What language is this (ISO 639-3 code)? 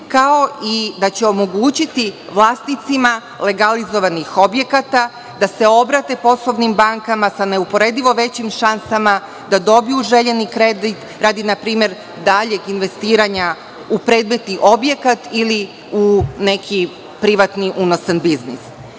srp